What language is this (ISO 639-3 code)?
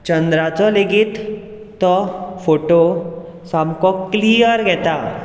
kok